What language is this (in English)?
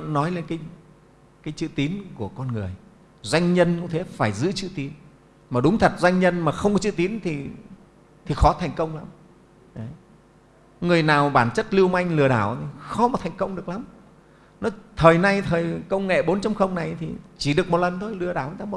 Vietnamese